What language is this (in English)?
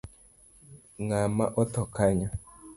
Luo (Kenya and Tanzania)